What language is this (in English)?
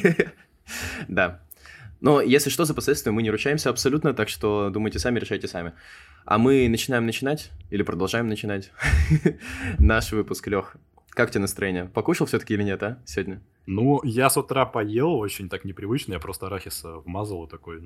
Russian